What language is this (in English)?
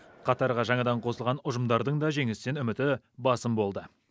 Kazakh